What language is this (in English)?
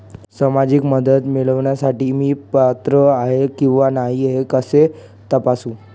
Marathi